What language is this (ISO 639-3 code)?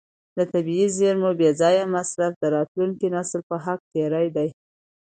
pus